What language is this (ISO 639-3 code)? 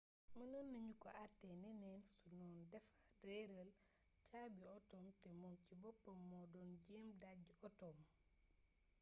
wol